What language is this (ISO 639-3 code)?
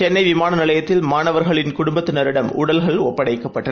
tam